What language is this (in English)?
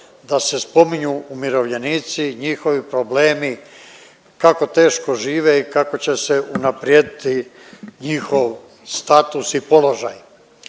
Croatian